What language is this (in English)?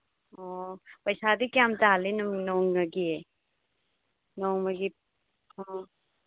Manipuri